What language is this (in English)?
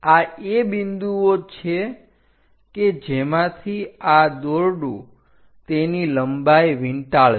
Gujarati